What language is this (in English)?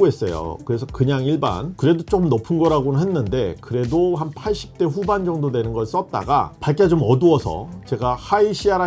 Korean